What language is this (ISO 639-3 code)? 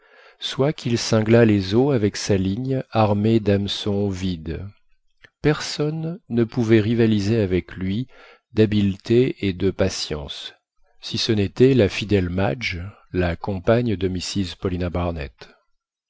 fra